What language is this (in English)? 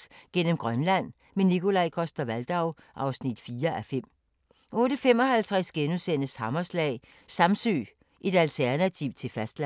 Danish